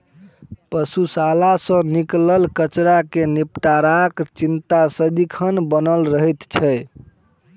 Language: Maithili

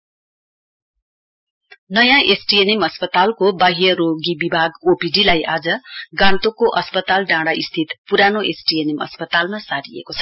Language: Nepali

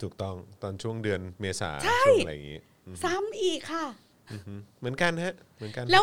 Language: Thai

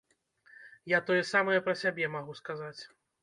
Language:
Belarusian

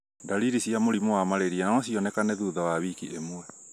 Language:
Kikuyu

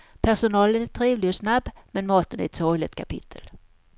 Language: Swedish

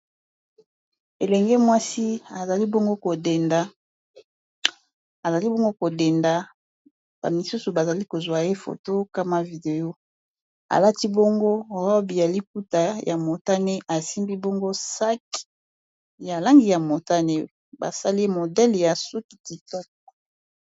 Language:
Lingala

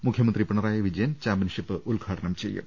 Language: Malayalam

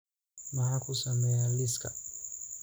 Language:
Somali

